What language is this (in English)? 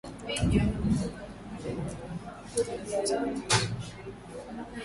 Swahili